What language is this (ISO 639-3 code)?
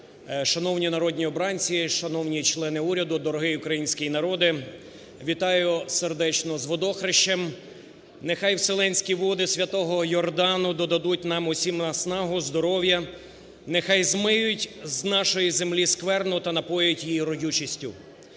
ukr